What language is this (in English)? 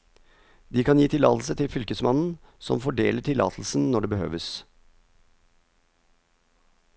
Norwegian